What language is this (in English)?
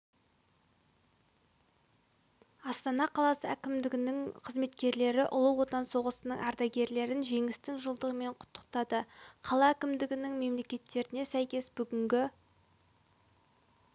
Kazakh